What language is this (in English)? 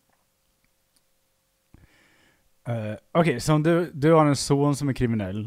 Swedish